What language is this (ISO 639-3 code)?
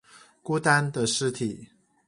zho